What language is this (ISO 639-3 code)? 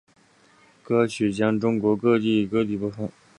zho